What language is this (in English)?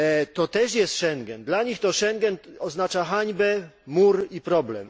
Polish